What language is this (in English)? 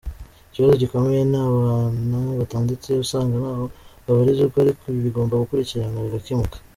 Kinyarwanda